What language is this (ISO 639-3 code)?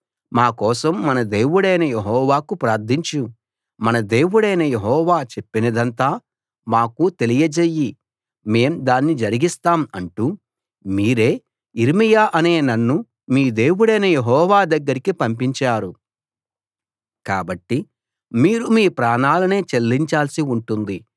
tel